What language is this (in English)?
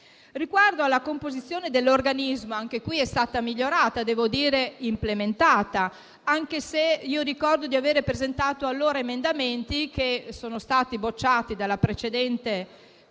Italian